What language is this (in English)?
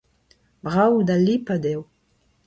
Breton